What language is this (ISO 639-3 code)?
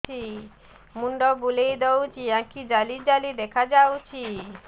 ori